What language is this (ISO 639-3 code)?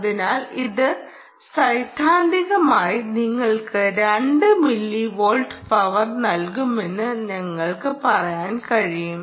mal